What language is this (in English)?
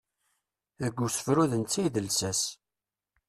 Kabyle